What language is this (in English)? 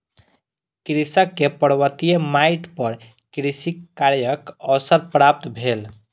Maithili